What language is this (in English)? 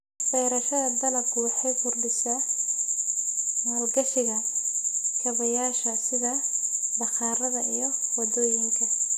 Somali